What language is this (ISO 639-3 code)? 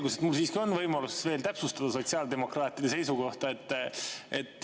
est